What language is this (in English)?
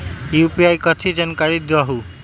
Magahi